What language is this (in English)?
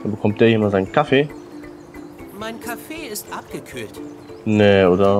German